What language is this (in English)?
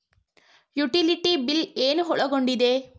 Kannada